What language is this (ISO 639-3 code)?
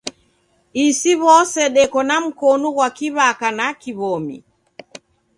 dav